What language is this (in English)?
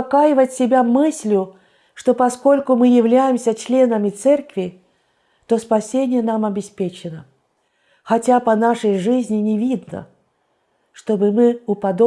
Russian